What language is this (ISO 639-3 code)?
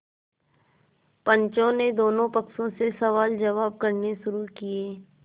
hin